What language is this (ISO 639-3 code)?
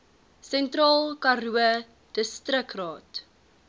afr